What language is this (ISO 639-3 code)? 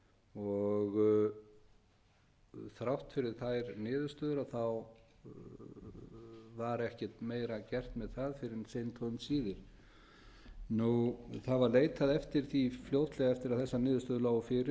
isl